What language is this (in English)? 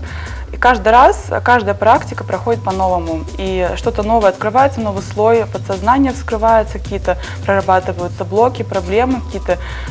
Russian